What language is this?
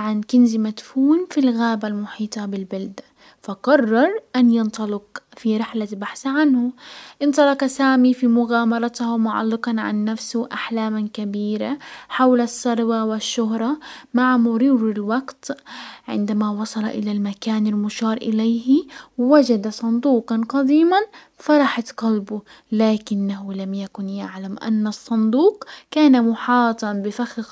Hijazi Arabic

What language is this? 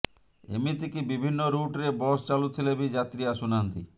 Odia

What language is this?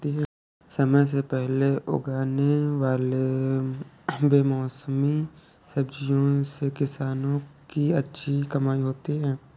Hindi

